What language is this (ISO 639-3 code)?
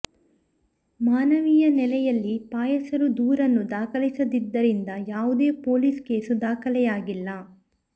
kan